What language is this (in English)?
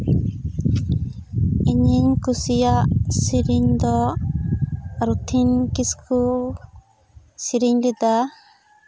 Santali